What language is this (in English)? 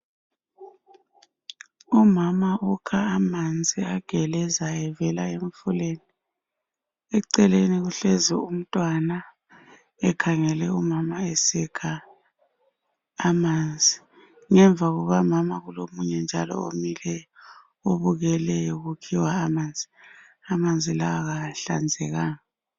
North Ndebele